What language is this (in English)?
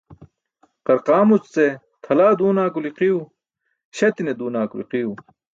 Burushaski